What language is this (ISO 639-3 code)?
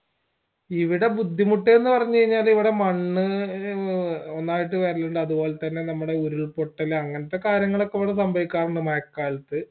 mal